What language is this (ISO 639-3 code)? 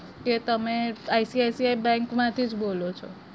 guj